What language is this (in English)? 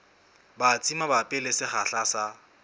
Southern Sotho